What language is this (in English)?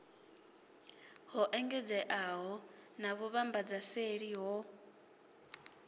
Venda